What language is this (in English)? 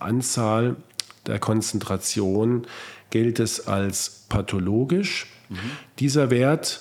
German